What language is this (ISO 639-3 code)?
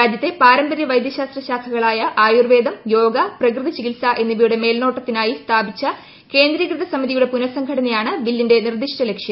mal